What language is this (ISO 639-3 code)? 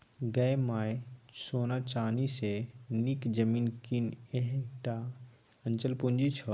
mai